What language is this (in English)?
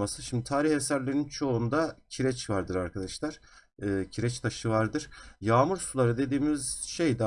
Turkish